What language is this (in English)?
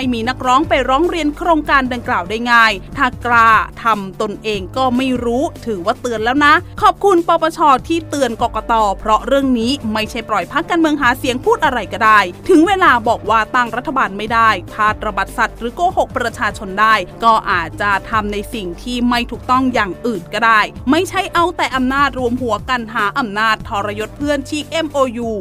Thai